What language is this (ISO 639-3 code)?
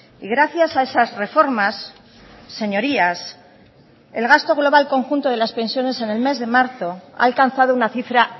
spa